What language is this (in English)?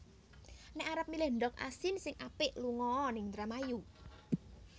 Javanese